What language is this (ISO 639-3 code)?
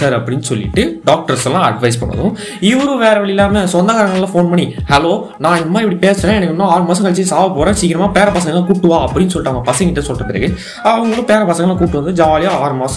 tam